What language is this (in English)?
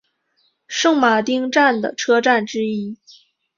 Chinese